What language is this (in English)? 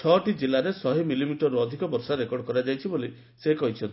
Odia